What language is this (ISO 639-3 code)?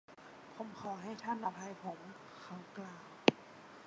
tha